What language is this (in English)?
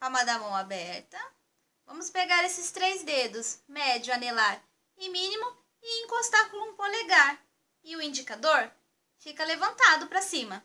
Portuguese